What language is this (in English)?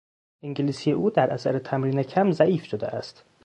Persian